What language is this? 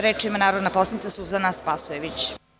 Serbian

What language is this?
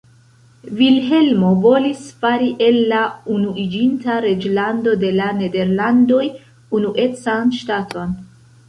Esperanto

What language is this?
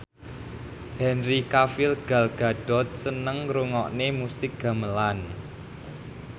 Javanese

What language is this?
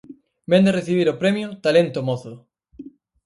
Galician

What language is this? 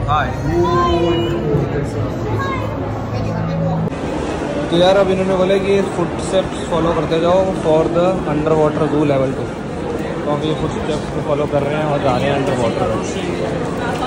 Hindi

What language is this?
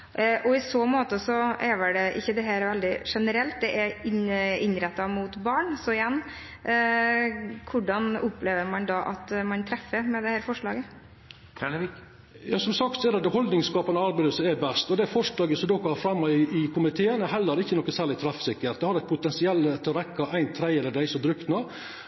Norwegian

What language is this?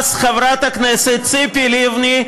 Hebrew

